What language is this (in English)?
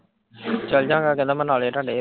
Punjabi